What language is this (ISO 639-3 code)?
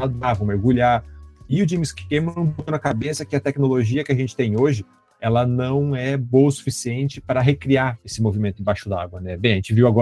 por